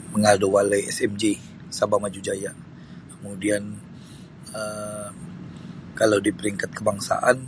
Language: Sabah Bisaya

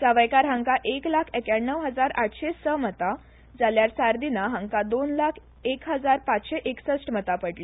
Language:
Konkani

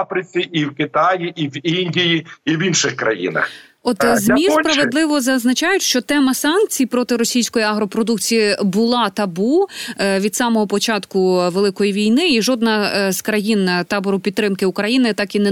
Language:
Ukrainian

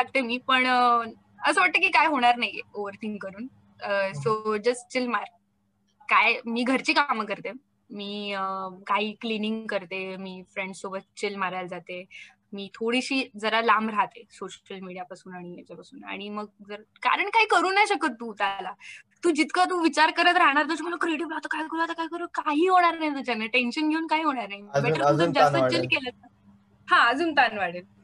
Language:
Marathi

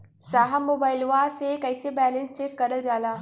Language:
Bhojpuri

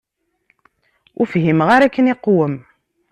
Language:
Kabyle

